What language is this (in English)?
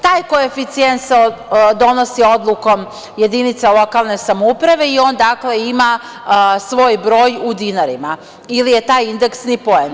Serbian